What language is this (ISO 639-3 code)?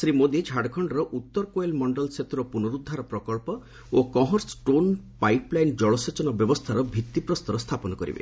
ori